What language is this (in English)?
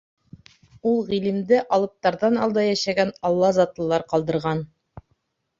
Bashkir